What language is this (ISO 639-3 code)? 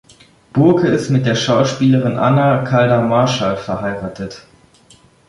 deu